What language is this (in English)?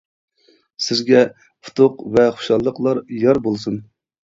Uyghur